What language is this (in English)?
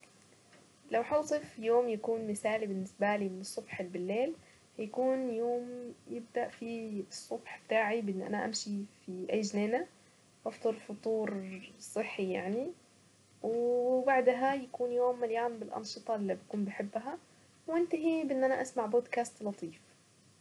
Saidi Arabic